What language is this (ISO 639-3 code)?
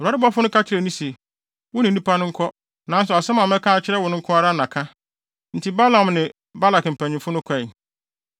aka